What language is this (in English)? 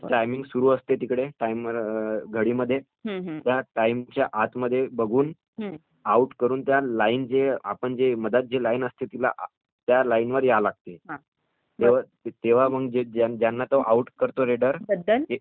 Marathi